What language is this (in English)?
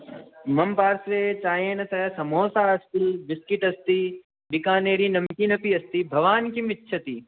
Sanskrit